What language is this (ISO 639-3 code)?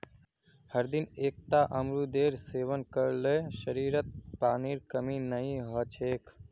mag